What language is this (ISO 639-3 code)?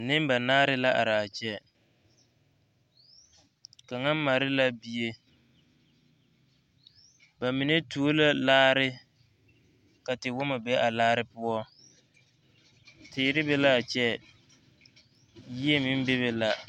dga